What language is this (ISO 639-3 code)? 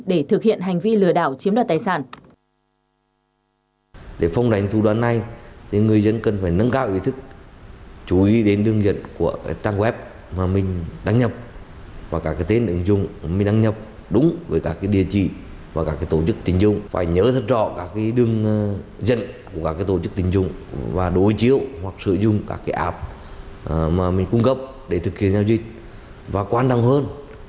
vie